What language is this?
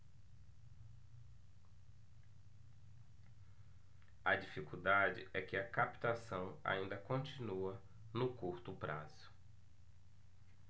Portuguese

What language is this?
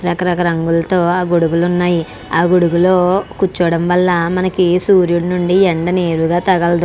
Telugu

